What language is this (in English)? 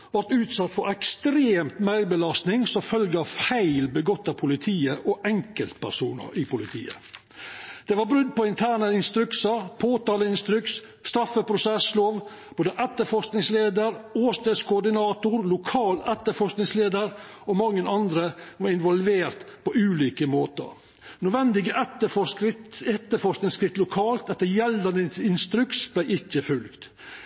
Norwegian Nynorsk